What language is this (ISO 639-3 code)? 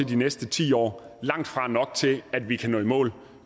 dan